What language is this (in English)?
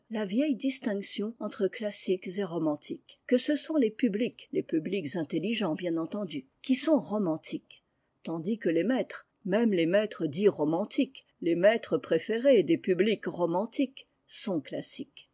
French